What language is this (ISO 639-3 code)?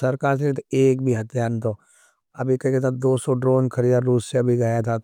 noe